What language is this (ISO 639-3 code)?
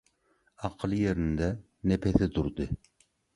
tuk